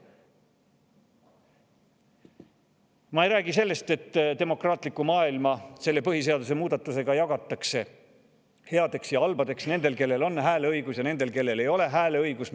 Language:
Estonian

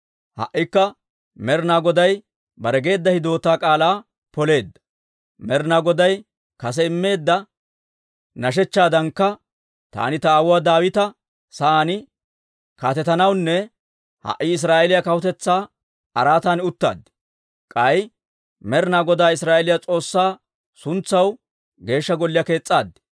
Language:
Dawro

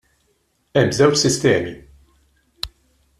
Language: Maltese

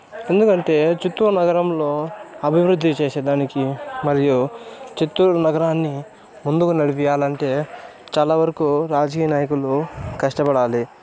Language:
Telugu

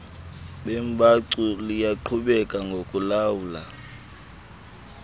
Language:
Xhosa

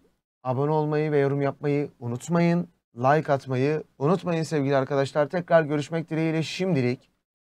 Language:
Turkish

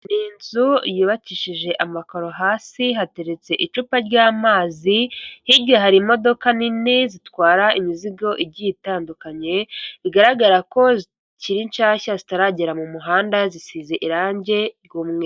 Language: Kinyarwanda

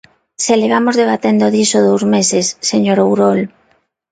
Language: Galician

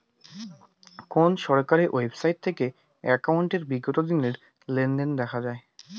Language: Bangla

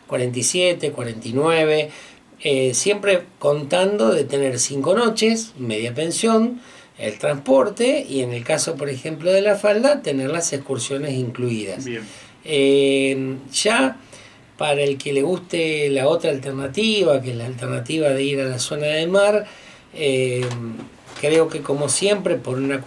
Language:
Spanish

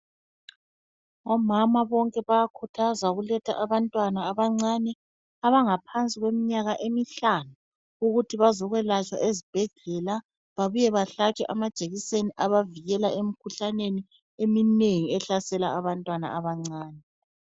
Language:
North Ndebele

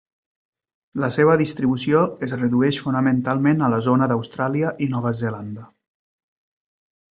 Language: Catalan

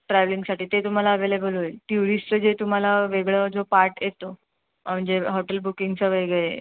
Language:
Marathi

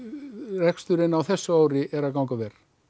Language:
Icelandic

